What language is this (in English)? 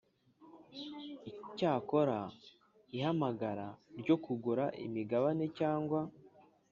Kinyarwanda